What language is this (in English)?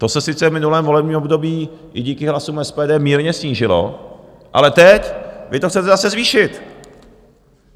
Czech